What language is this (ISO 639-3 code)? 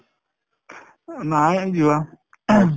asm